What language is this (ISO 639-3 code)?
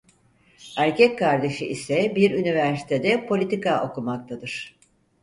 tur